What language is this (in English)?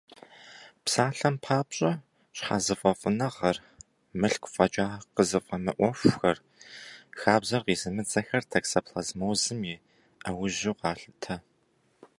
Kabardian